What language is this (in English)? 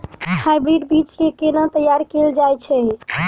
Maithili